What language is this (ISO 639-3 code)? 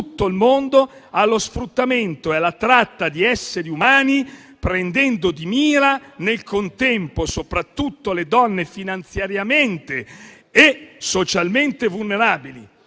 ita